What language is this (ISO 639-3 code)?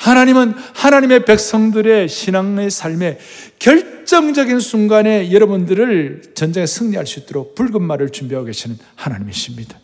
kor